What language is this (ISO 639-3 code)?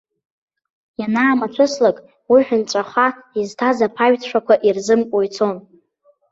abk